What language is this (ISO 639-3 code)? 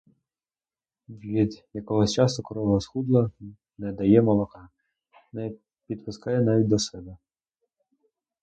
ukr